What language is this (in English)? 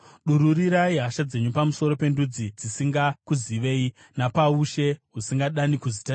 Shona